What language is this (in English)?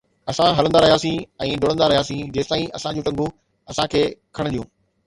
Sindhi